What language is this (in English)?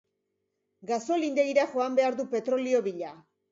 Basque